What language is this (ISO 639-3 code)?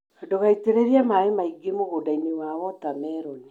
kik